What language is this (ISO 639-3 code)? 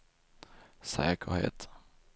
swe